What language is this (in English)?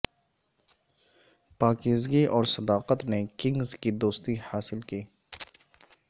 Urdu